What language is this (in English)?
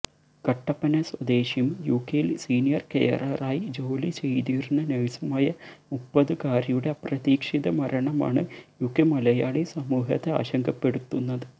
Malayalam